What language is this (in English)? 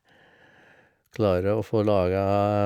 Norwegian